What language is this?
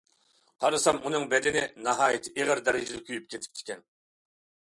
Uyghur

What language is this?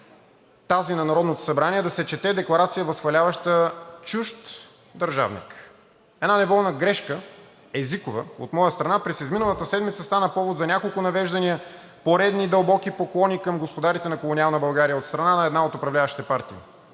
Bulgarian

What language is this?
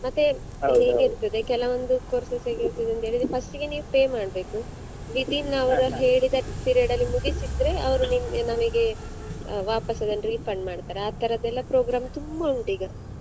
Kannada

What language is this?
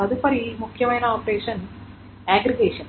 Telugu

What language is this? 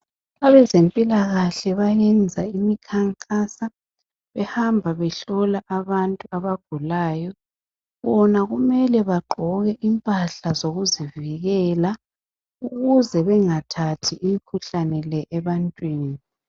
North Ndebele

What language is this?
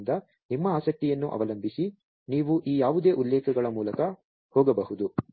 Kannada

